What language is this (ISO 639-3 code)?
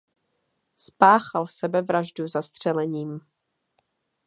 ces